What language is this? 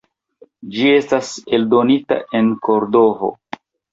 Esperanto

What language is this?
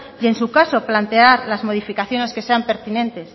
Spanish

